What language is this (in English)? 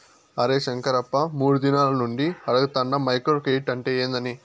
Telugu